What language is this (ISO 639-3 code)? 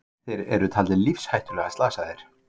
isl